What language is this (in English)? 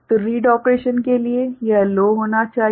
Hindi